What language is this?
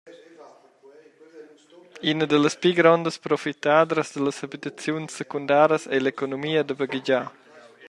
Romansh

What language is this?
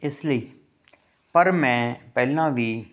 Punjabi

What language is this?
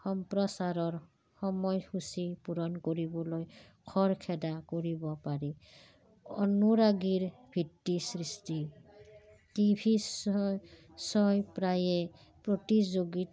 Assamese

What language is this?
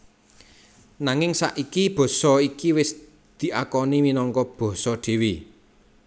Javanese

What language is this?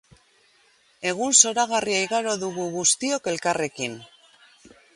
Basque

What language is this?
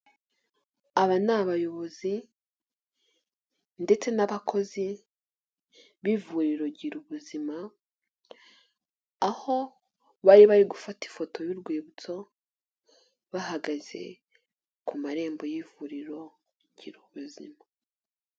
Kinyarwanda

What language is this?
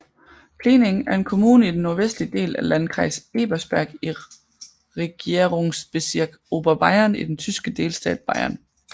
Danish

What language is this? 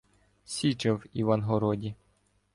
Ukrainian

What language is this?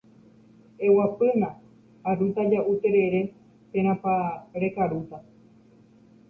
Guarani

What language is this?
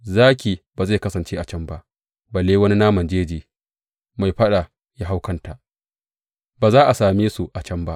Hausa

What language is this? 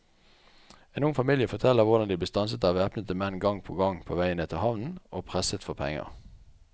Norwegian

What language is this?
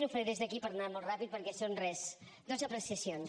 Catalan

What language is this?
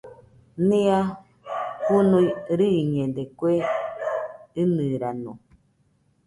Nüpode Huitoto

